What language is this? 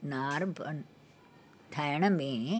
Sindhi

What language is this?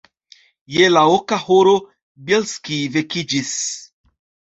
Esperanto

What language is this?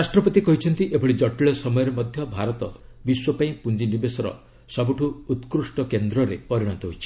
Odia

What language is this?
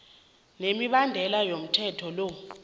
South Ndebele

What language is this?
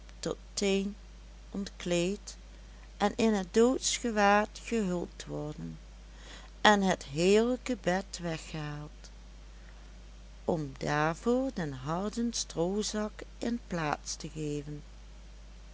Dutch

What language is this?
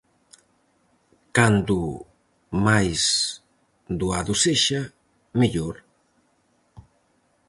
Galician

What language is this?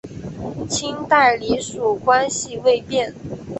Chinese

